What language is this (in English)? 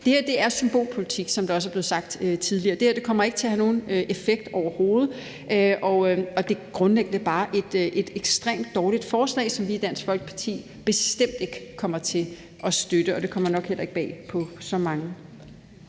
Danish